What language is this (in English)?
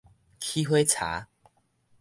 Min Nan Chinese